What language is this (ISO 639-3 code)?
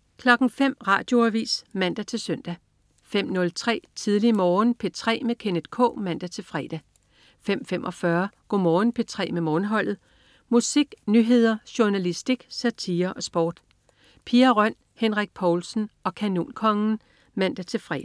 dan